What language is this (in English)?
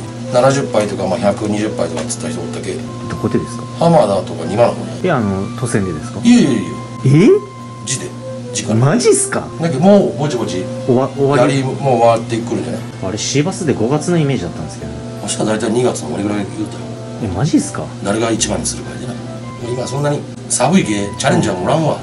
Japanese